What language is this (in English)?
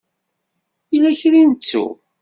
Kabyle